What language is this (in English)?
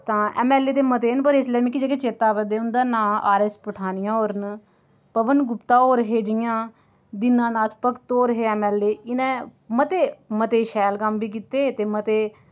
Dogri